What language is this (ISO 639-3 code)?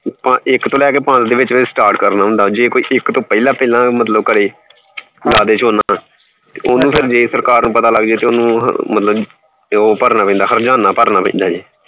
pan